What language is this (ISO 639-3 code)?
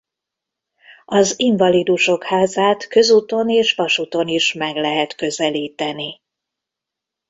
hun